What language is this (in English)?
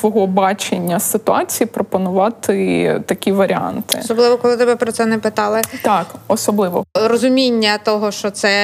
Ukrainian